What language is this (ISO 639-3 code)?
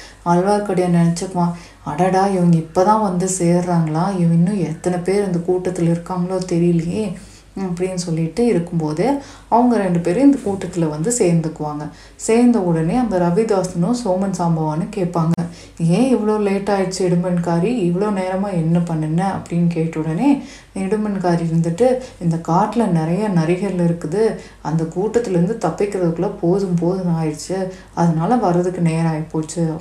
tam